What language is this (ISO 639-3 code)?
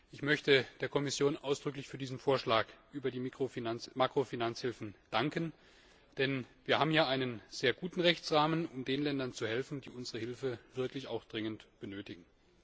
deu